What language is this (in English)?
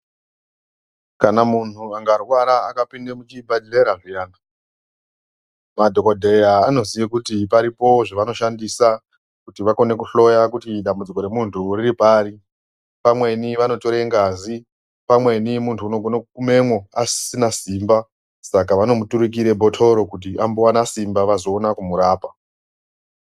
Ndau